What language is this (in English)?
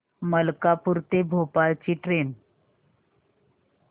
Marathi